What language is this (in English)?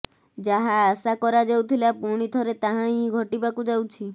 Odia